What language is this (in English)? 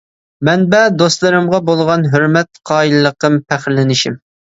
Uyghur